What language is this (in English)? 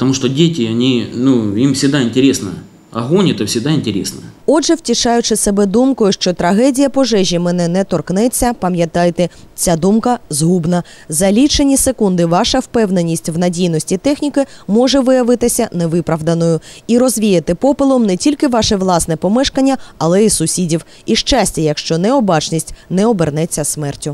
Ukrainian